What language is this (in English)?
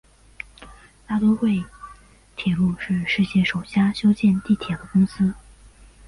Chinese